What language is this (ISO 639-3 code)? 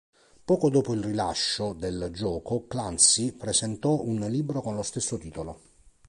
ita